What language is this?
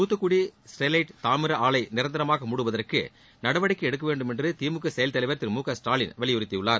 Tamil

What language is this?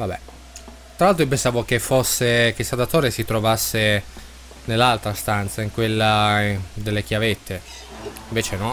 Italian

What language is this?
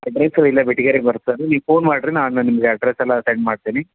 Kannada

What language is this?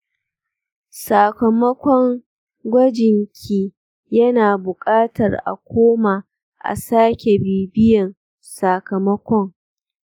Hausa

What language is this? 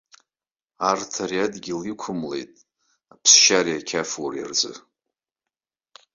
Abkhazian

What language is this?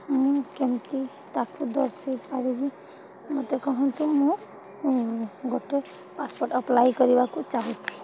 Odia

